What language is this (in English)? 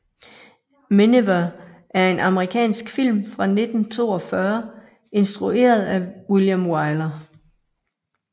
Danish